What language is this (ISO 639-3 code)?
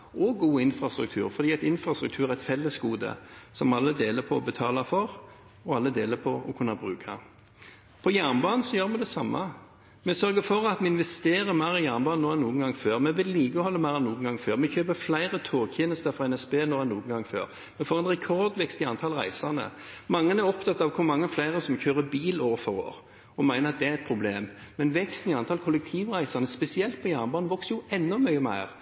nob